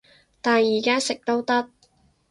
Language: Cantonese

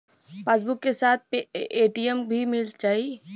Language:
Bhojpuri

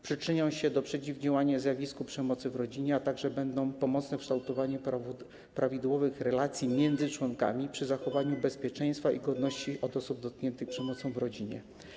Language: Polish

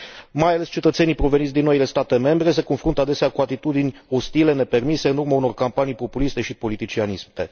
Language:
Romanian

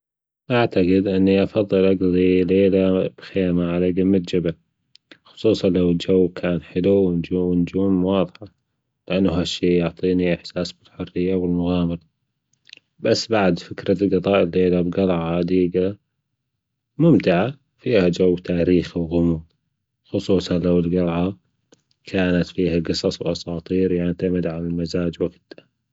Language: Gulf Arabic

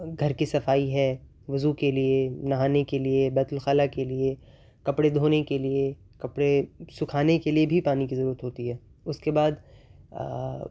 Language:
Urdu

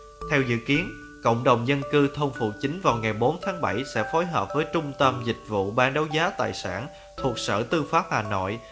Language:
Vietnamese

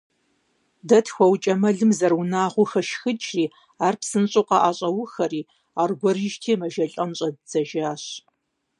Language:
Kabardian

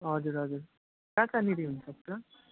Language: Nepali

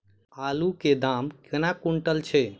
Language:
Maithili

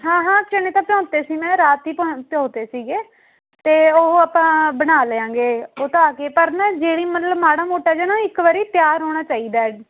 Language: Punjabi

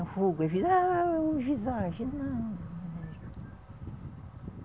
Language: Portuguese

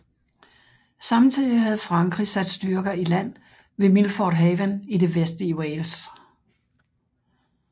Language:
Danish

